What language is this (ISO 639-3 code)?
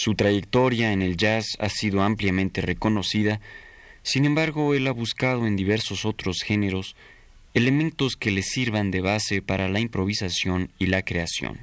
spa